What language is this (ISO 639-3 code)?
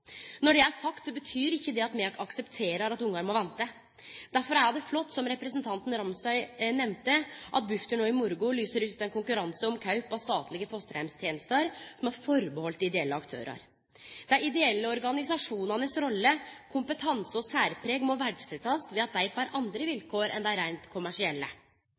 nno